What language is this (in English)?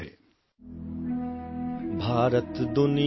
Urdu